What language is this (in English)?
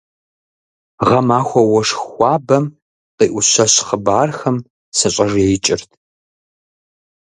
Kabardian